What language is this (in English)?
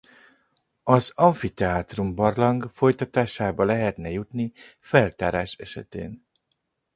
Hungarian